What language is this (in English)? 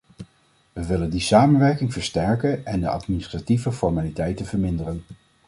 Dutch